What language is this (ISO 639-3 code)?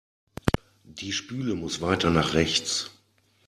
deu